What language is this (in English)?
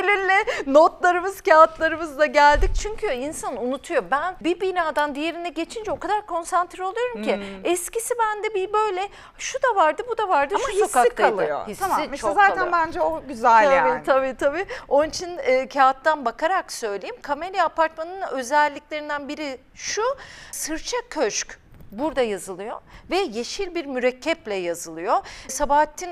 Turkish